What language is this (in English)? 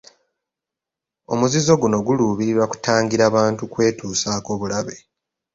Ganda